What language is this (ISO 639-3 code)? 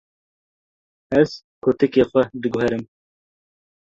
kur